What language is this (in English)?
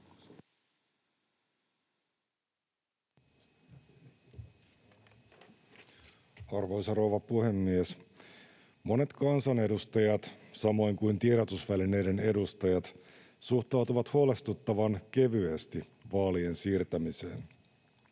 Finnish